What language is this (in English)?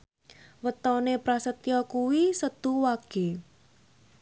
Javanese